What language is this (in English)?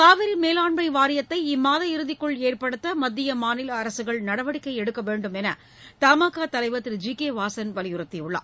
Tamil